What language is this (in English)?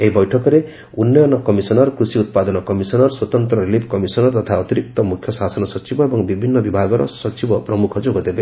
Odia